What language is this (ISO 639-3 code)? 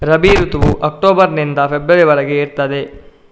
kan